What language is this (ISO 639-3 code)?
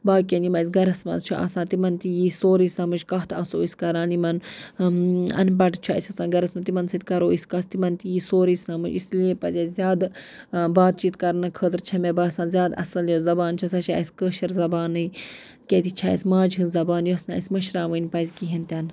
kas